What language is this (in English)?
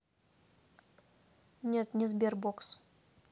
Russian